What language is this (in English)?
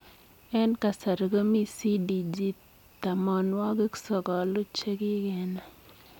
Kalenjin